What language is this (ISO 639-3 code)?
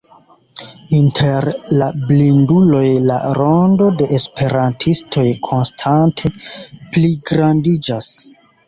epo